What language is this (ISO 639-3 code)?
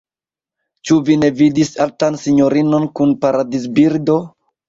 epo